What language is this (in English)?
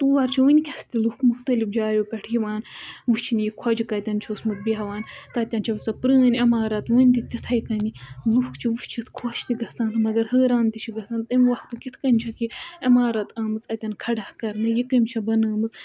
Kashmiri